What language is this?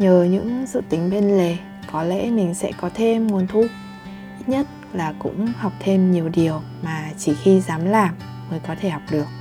Vietnamese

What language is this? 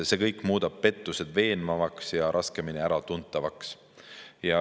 Estonian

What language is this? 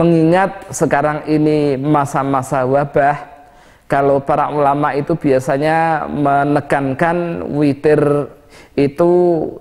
Indonesian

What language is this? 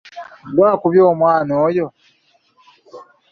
Ganda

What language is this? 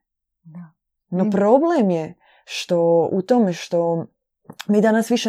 Croatian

